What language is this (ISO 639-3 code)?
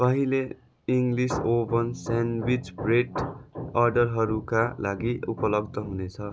nep